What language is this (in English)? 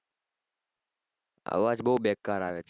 Gujarati